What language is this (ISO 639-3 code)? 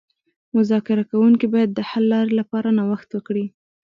pus